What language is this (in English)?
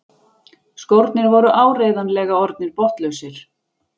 Icelandic